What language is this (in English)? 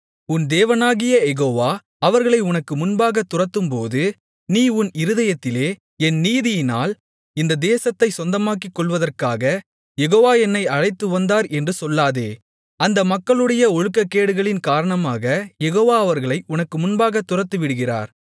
Tamil